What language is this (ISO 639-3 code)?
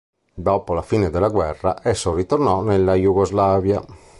ita